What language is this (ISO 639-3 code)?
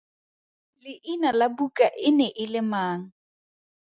tsn